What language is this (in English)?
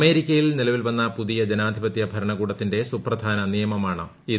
Malayalam